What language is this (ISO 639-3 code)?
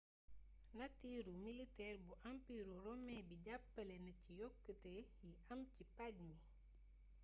wol